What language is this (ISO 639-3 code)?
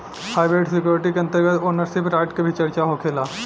bho